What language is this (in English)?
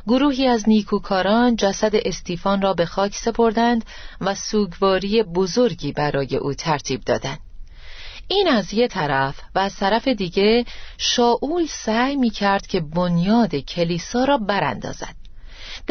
Persian